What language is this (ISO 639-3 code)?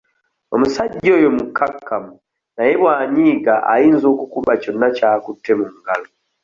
lug